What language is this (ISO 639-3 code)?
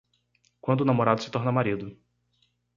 por